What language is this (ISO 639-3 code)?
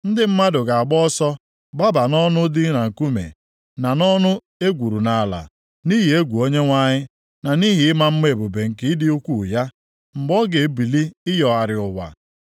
ibo